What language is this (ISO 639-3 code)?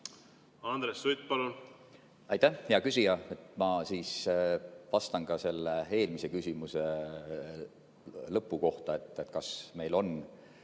est